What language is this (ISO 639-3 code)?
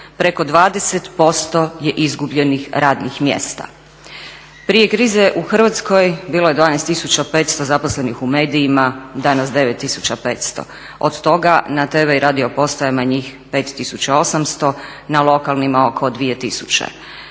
hrv